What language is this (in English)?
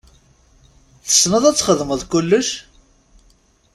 Kabyle